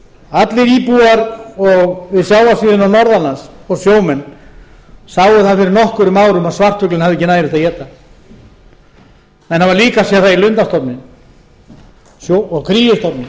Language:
Icelandic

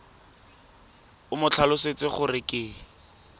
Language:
Tswana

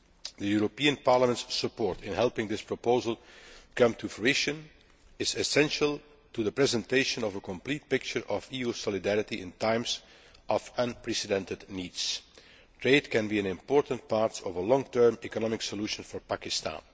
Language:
English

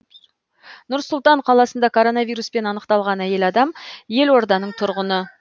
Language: Kazakh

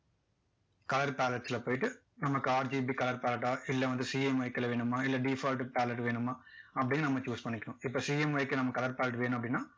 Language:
Tamil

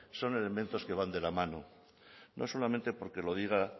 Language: Spanish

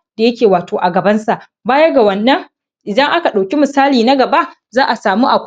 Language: Hausa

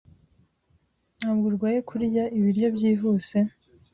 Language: Kinyarwanda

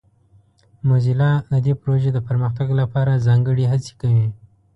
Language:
Pashto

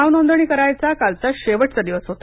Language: Marathi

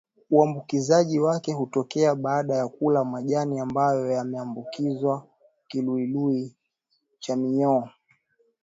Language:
Swahili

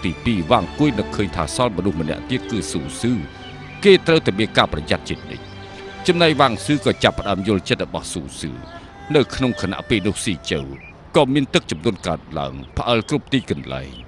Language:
Thai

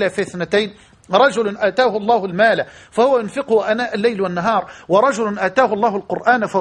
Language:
Arabic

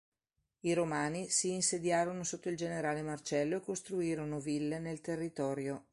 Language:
Italian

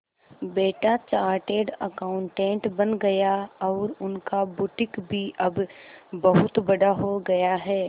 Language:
Hindi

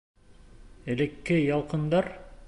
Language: Bashkir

